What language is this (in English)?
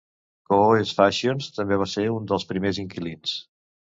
Catalan